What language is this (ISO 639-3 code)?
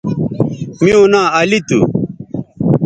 btv